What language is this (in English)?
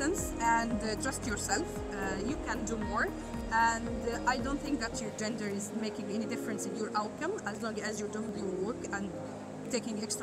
English